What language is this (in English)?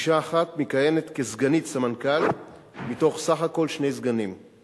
Hebrew